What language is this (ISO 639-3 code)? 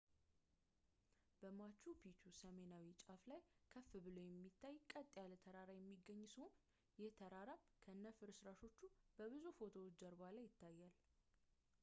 amh